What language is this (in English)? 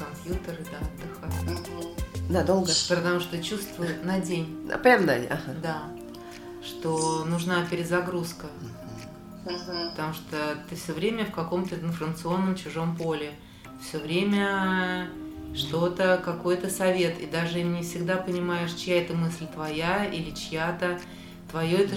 Russian